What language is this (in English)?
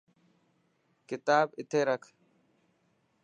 Dhatki